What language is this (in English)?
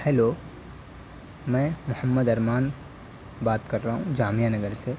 Urdu